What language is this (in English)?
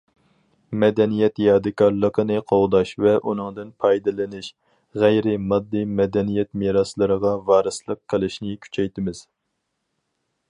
Uyghur